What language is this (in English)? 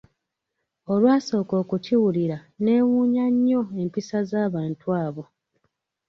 Ganda